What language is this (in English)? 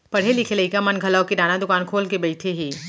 Chhattisgarhi